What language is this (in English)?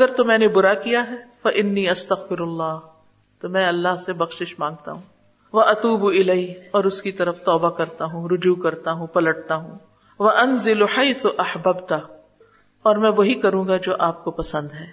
Urdu